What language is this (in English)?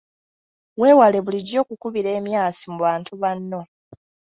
Ganda